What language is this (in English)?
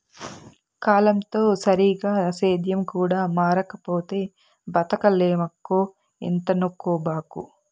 Telugu